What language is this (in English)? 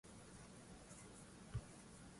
Swahili